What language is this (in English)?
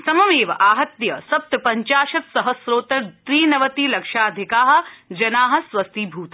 Sanskrit